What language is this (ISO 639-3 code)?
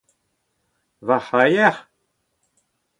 bre